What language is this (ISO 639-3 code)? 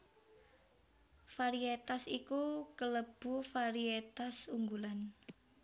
jav